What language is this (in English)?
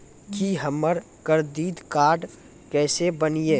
Maithili